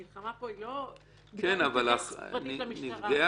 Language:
Hebrew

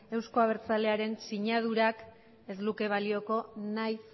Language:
Basque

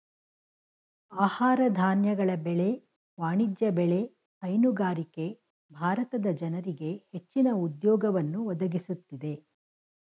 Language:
Kannada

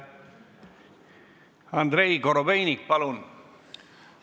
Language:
Estonian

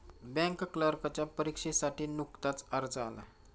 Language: Marathi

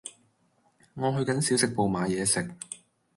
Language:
Cantonese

